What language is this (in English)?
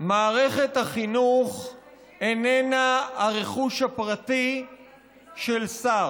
Hebrew